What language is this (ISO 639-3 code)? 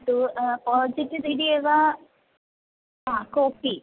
san